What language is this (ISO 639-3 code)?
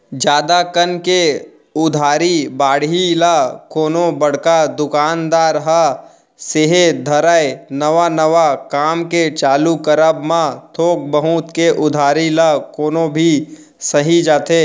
hne